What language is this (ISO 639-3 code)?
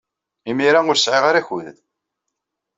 kab